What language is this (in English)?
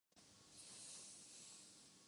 Urdu